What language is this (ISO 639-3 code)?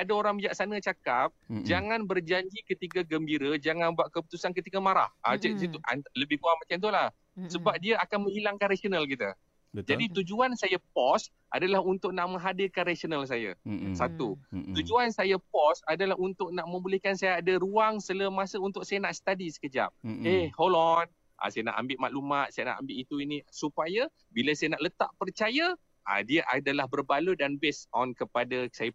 msa